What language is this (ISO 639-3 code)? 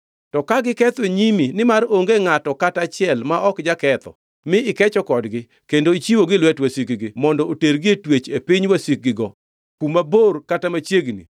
luo